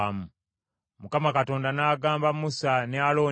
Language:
Ganda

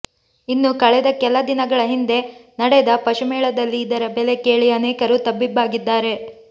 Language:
Kannada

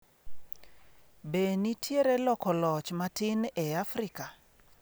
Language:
Luo (Kenya and Tanzania)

